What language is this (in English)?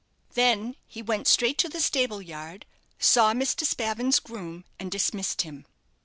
English